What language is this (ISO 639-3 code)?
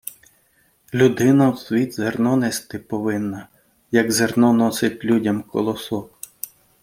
ukr